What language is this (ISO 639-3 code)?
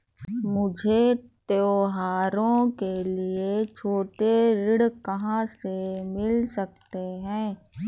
hin